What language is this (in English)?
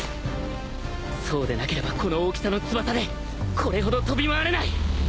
Japanese